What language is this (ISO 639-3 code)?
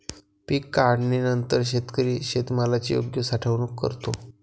mar